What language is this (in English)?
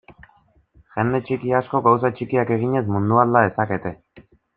Basque